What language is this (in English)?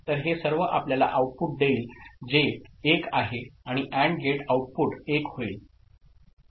Marathi